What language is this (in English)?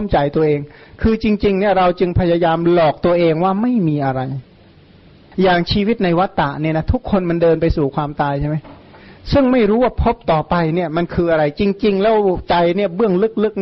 Thai